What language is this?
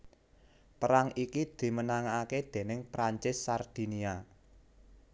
Javanese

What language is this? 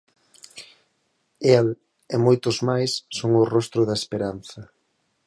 Galician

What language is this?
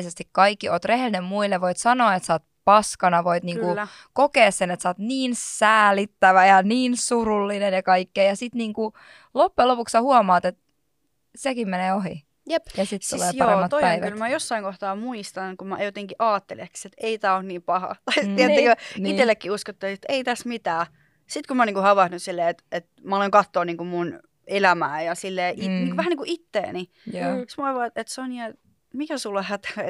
Finnish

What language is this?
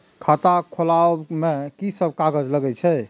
Maithili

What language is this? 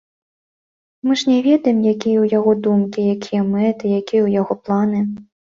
Belarusian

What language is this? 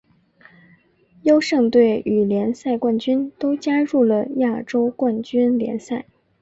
Chinese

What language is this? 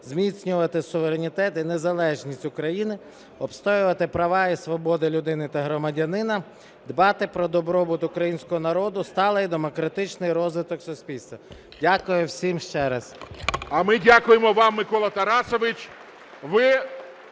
Ukrainian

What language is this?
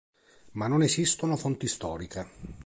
Italian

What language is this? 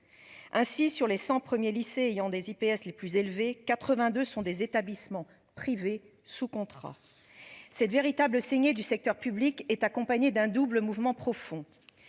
French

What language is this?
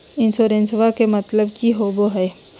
Magahi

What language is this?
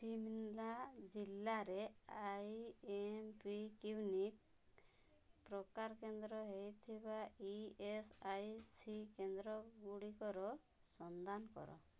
Odia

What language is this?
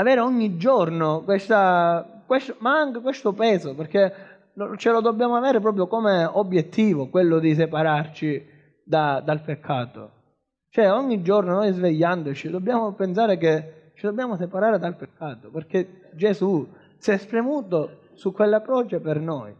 Italian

